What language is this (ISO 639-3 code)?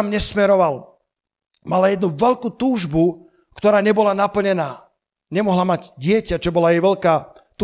slk